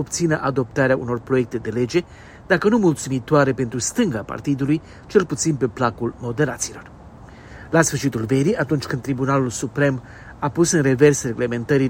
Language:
Romanian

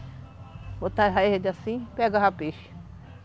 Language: Portuguese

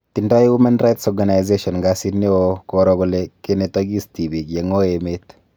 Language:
Kalenjin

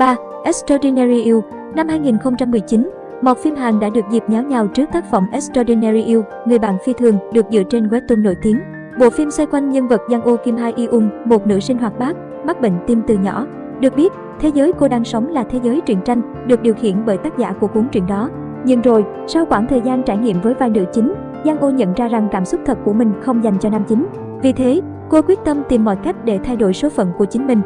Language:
Vietnamese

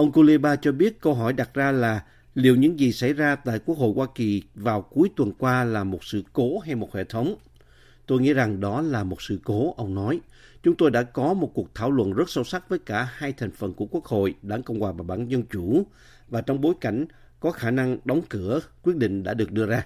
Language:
Vietnamese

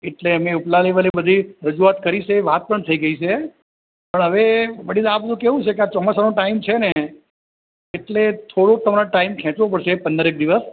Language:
Gujarati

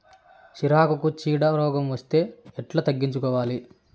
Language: Telugu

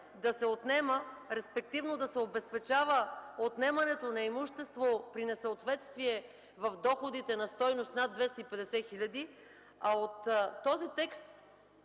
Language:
Bulgarian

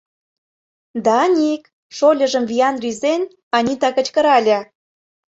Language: Mari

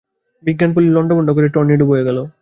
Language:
Bangla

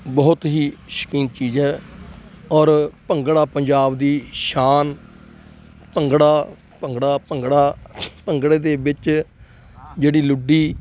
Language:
Punjabi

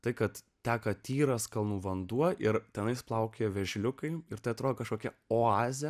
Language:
Lithuanian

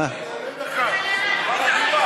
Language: Hebrew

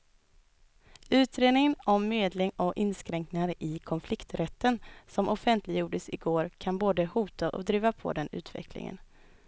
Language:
Swedish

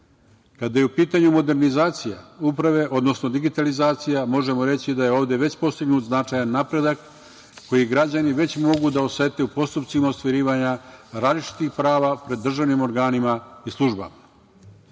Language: Serbian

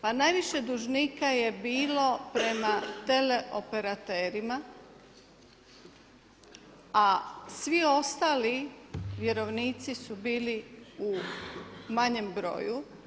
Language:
Croatian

